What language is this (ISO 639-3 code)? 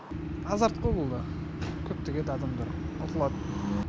kaz